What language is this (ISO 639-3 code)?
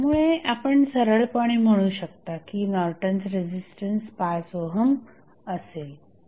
mar